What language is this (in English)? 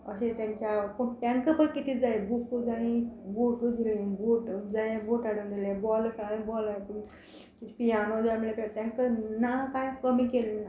Konkani